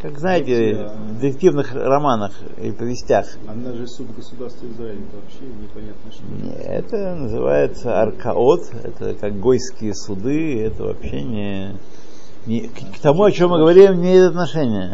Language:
Russian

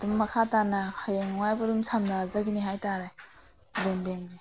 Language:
Manipuri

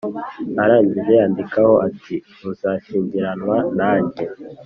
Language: Kinyarwanda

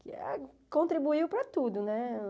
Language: Portuguese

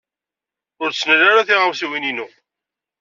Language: Kabyle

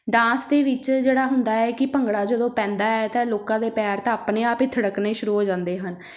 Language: Punjabi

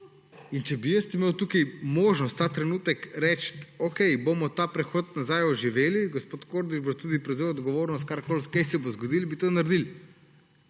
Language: Slovenian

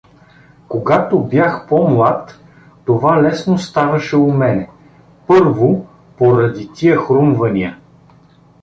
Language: Bulgarian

